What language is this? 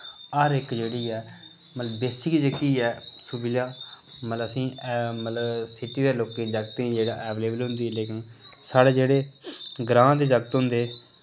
Dogri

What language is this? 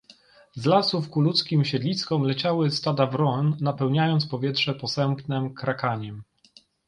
Polish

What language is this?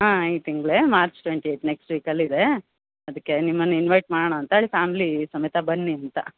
Kannada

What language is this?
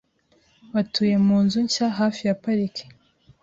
Kinyarwanda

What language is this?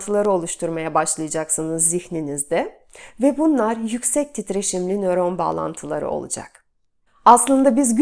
Turkish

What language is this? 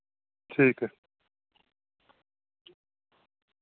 Dogri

